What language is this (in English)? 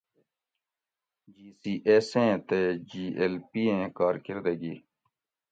Gawri